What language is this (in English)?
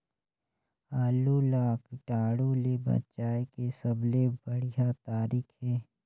Chhattisgarhi